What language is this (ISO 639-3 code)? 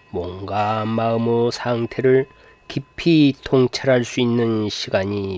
kor